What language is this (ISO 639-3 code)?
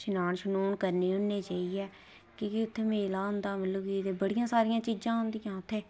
doi